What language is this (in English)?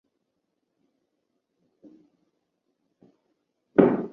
Chinese